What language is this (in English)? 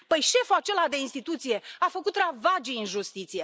Romanian